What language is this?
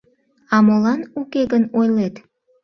Mari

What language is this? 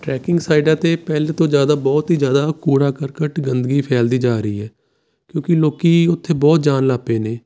Punjabi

